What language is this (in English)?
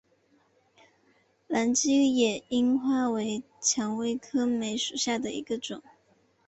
Chinese